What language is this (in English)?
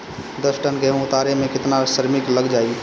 Bhojpuri